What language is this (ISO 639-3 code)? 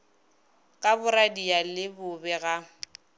nso